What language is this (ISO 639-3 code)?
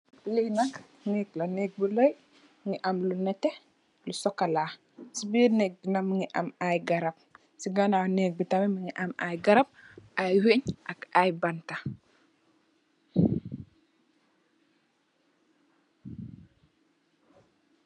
wol